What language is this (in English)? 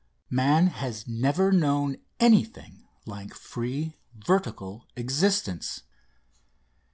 English